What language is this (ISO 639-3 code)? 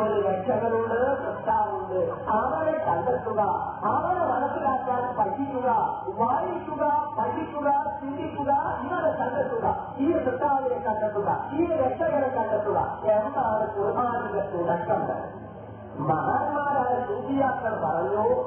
mal